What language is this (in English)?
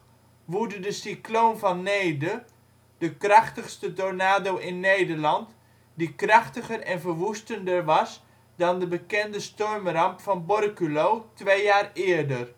Dutch